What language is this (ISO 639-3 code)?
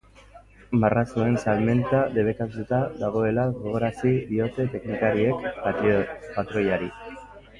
eus